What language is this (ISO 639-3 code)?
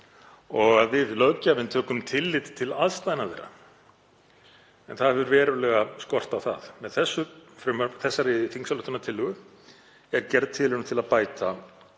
isl